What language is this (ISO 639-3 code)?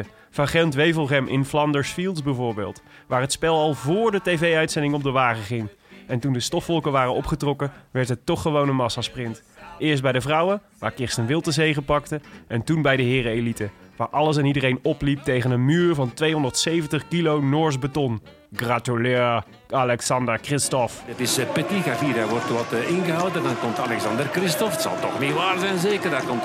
nld